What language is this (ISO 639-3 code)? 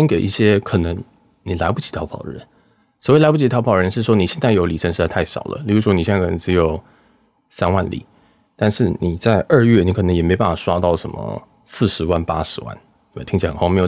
zho